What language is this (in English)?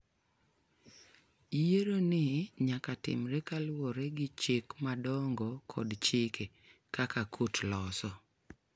Luo (Kenya and Tanzania)